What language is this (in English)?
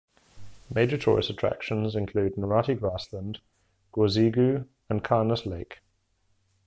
English